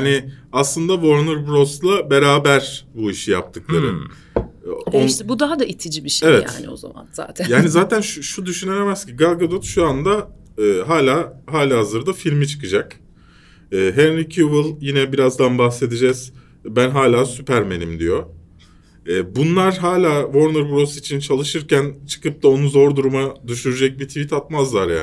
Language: Turkish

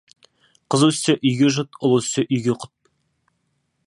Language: Kazakh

